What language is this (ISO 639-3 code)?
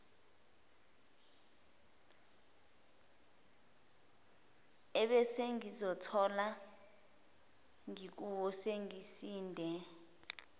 zul